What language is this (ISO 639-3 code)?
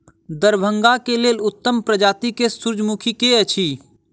mai